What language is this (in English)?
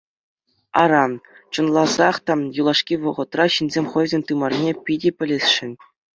Chuvash